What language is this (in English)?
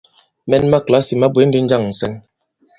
Bankon